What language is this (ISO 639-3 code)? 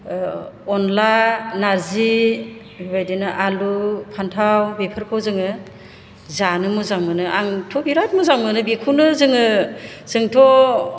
brx